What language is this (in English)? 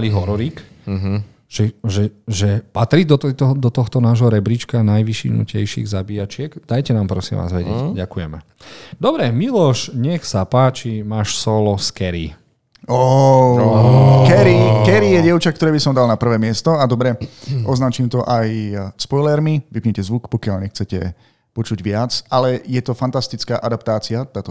Slovak